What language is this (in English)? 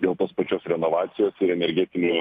Lithuanian